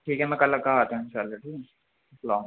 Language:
Urdu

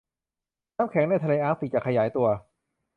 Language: Thai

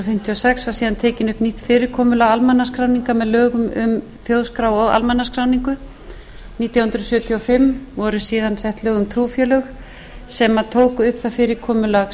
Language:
Icelandic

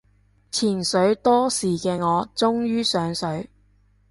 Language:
Cantonese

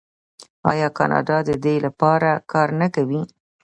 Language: Pashto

